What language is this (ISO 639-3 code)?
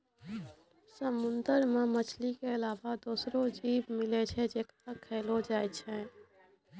mai